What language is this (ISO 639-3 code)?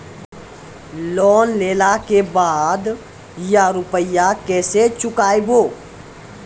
mai